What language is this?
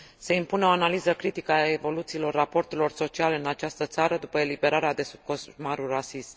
Romanian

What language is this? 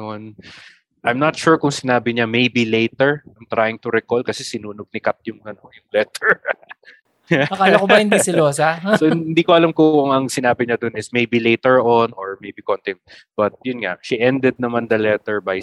Filipino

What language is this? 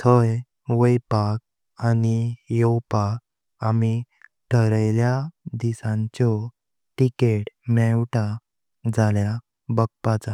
Konkani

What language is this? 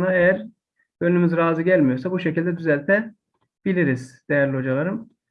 Turkish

